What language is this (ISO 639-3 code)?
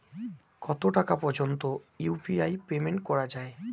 ben